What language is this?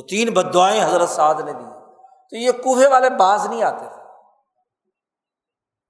Urdu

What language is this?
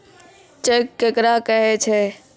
Maithili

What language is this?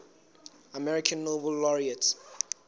Southern Sotho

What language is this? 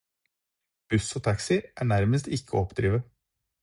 Norwegian Bokmål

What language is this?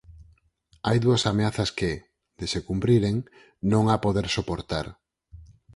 Galician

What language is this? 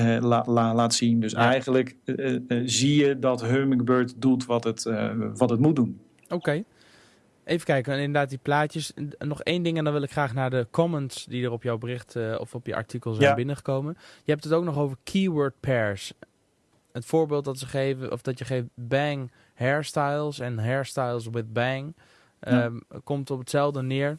Dutch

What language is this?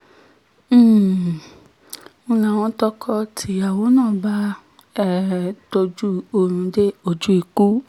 Yoruba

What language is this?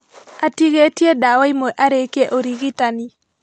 Kikuyu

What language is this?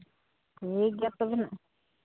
Santali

